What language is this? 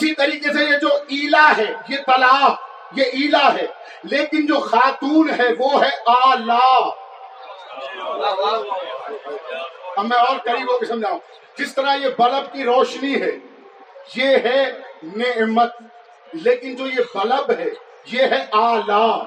Urdu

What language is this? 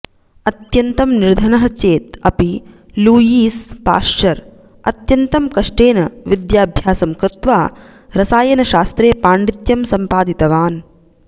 Sanskrit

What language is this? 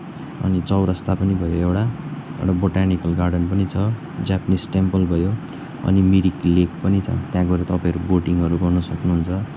Nepali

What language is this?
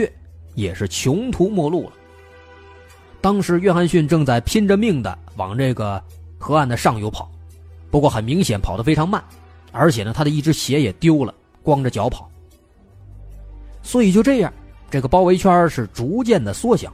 Chinese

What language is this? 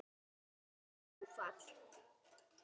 Icelandic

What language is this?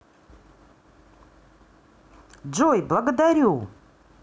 Russian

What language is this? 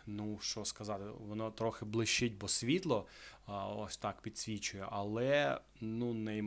Ukrainian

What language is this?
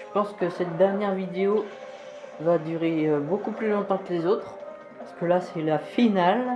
French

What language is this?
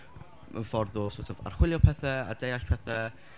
Welsh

